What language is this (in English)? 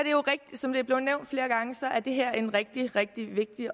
Danish